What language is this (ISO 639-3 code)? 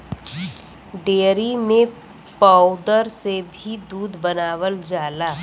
bho